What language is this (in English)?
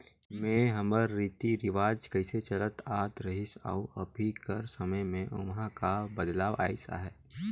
Chhattisgarhi